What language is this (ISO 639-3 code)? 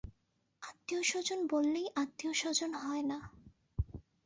ben